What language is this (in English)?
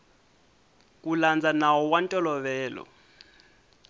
Tsonga